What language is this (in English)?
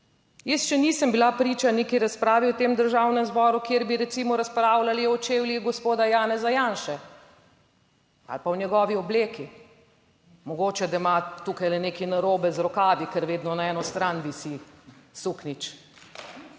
Slovenian